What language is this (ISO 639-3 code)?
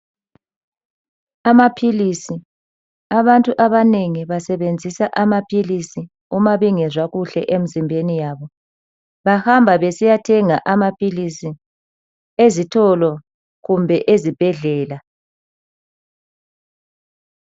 nde